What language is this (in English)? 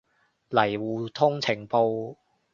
Cantonese